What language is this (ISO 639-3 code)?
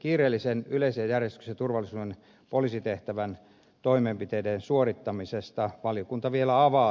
fin